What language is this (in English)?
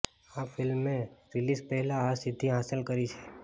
Gujarati